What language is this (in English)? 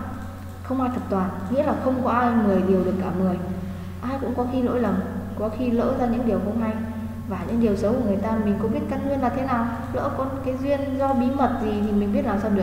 Vietnamese